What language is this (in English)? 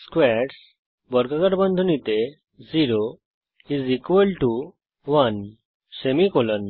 Bangla